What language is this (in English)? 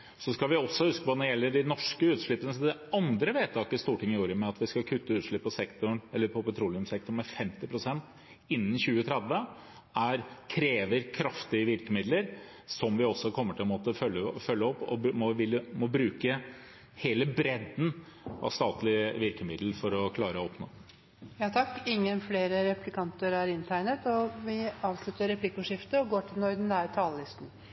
Norwegian